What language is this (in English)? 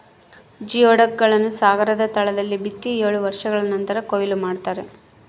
Kannada